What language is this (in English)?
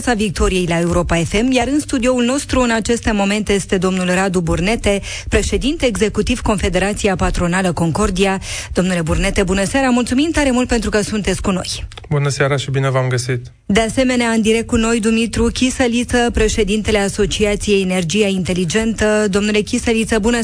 Romanian